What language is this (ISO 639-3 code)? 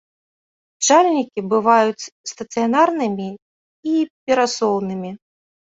bel